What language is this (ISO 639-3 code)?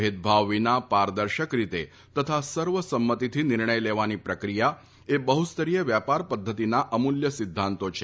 guj